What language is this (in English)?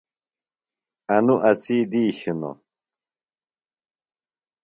Phalura